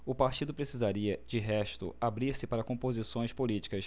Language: Portuguese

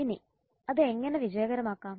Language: Malayalam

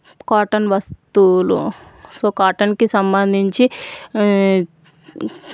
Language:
Telugu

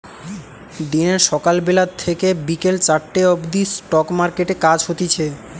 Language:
Bangla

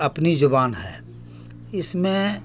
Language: Urdu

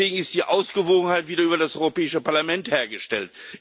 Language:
German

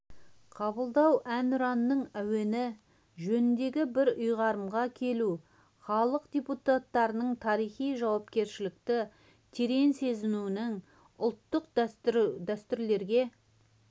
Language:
Kazakh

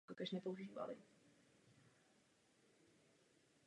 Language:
Czech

